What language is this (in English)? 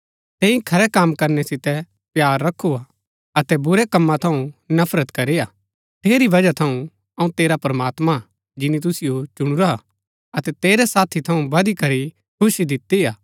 Gaddi